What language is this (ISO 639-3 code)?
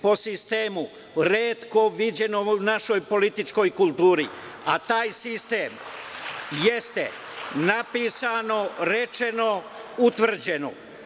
srp